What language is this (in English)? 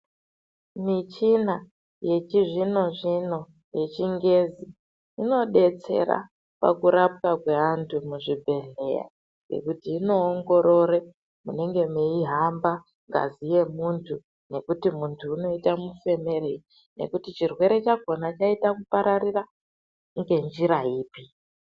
Ndau